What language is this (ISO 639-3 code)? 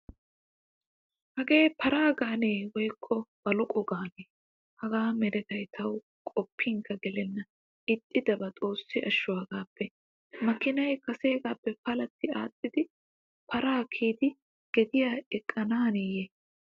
wal